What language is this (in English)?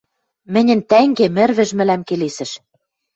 Western Mari